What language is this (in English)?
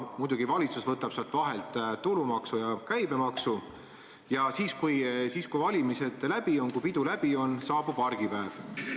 Estonian